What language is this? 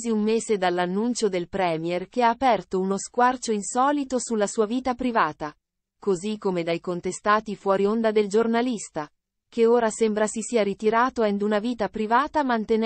Italian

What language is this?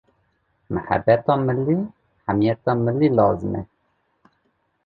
Kurdish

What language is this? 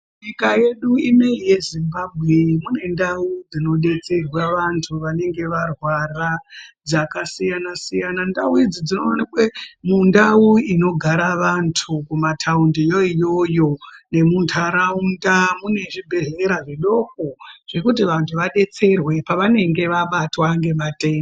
Ndau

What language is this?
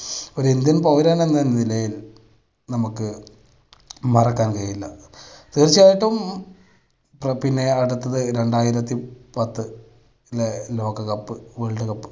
Malayalam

